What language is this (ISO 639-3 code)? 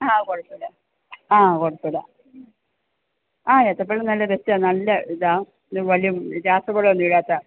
mal